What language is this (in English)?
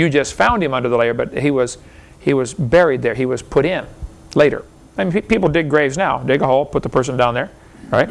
English